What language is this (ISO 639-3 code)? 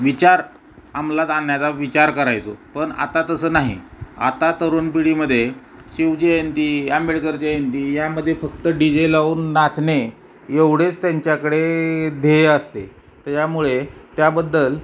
mar